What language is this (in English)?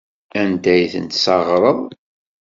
Kabyle